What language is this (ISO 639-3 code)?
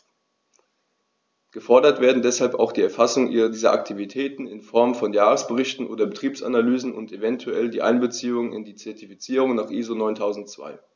deu